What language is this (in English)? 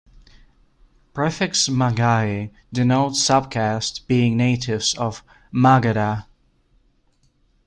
English